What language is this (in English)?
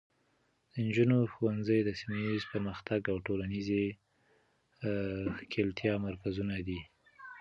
Pashto